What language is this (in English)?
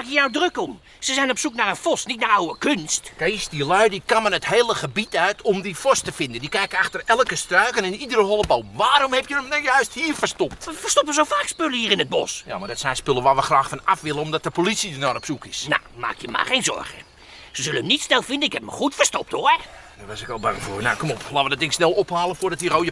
Dutch